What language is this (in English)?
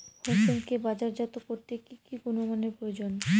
Bangla